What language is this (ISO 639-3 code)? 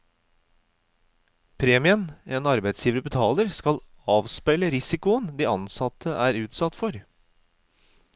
nor